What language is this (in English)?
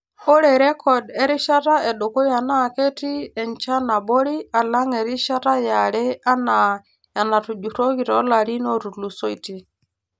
Masai